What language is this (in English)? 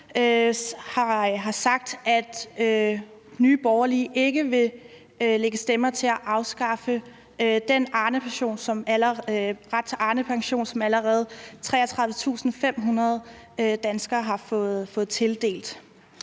Danish